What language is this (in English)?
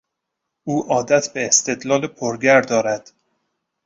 Persian